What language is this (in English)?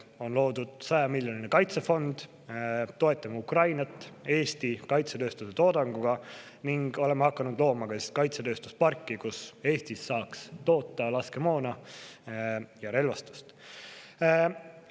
Estonian